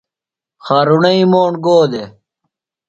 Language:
Phalura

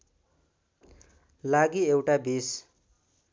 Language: Nepali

